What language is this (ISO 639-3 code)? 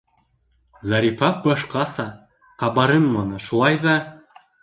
bak